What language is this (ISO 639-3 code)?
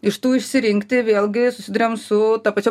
lit